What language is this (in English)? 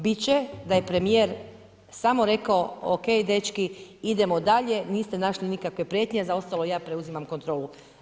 Croatian